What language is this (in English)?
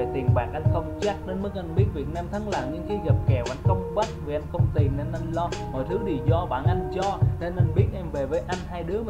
Vietnamese